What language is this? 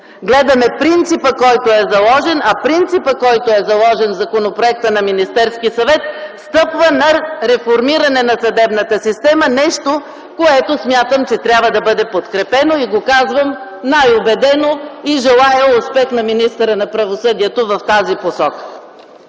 Bulgarian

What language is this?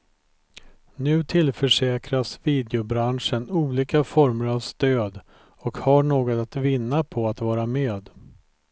Swedish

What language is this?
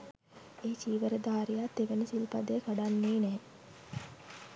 Sinhala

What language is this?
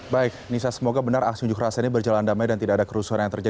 Indonesian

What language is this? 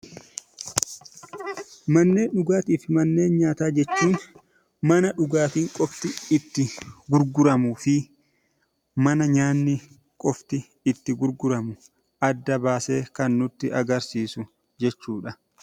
Oromo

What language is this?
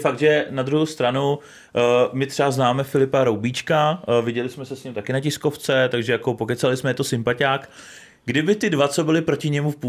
Czech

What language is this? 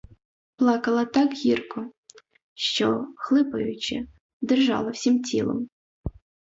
Ukrainian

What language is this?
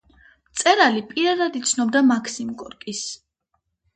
Georgian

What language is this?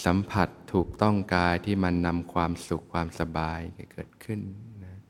Thai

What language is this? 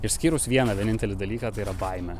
Lithuanian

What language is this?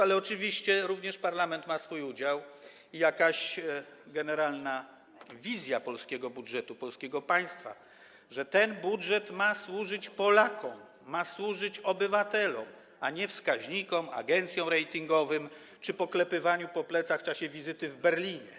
Polish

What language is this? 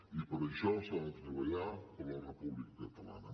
Catalan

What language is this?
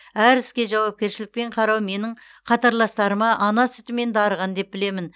Kazakh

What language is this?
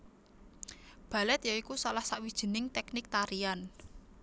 Javanese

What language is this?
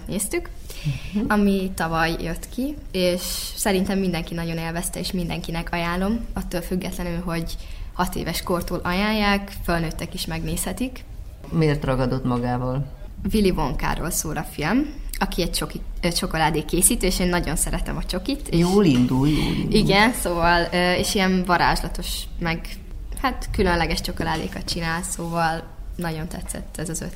Hungarian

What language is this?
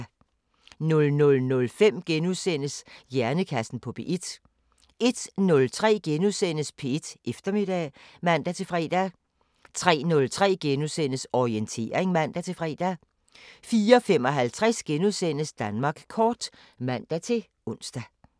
Danish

